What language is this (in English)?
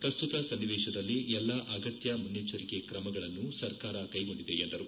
Kannada